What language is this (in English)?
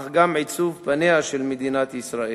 Hebrew